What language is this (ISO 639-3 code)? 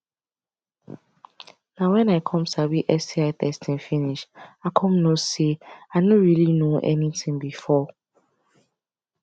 pcm